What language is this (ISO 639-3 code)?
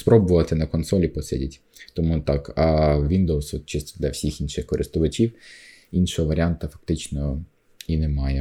ukr